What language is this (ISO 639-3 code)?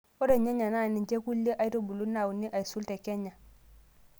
mas